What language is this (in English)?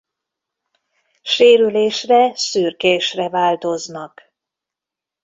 Hungarian